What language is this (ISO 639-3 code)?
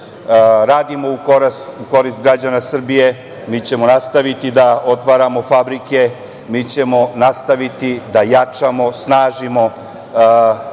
srp